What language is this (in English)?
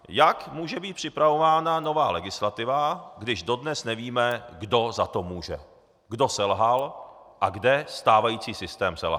Czech